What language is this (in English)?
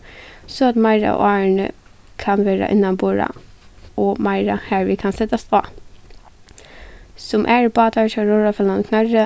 Faroese